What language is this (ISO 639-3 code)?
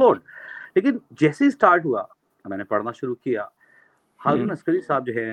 urd